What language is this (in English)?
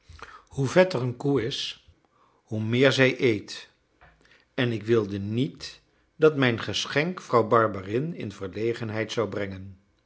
Dutch